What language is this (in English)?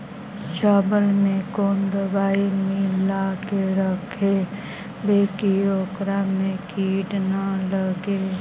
Magahi